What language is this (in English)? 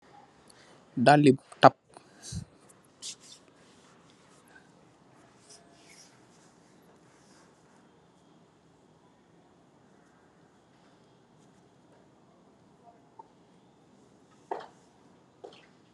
Wolof